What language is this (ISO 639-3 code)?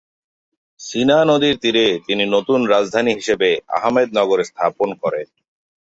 ben